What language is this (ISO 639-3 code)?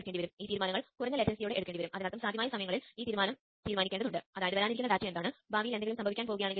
mal